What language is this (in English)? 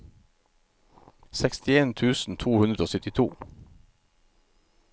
Norwegian